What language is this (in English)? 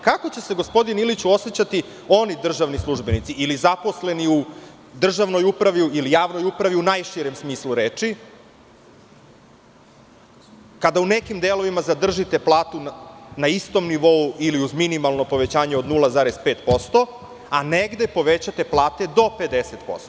Serbian